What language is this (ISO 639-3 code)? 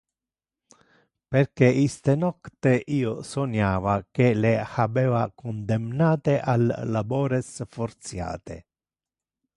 ina